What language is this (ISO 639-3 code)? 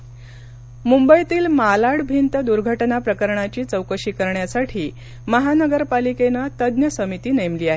mar